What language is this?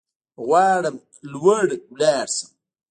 Pashto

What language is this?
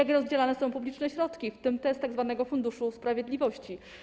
Polish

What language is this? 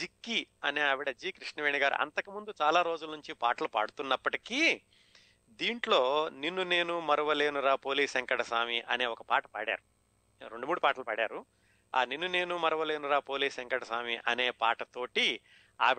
Telugu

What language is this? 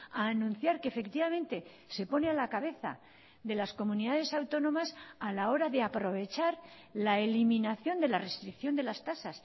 Spanish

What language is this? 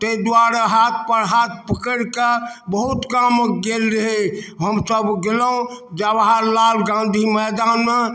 Maithili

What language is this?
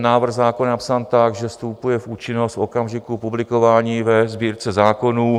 Czech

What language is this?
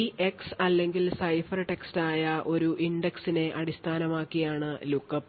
Malayalam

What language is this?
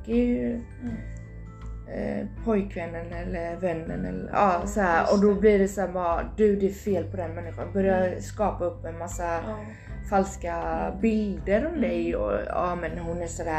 Swedish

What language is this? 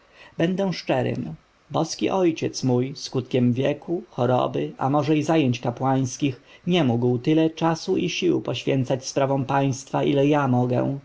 Polish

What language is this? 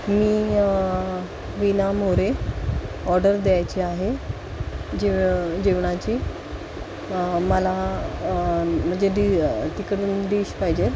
Marathi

